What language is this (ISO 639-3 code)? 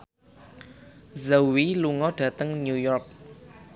jav